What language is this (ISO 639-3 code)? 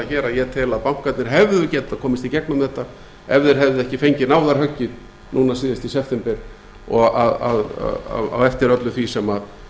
isl